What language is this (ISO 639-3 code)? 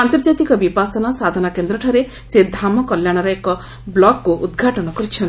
ori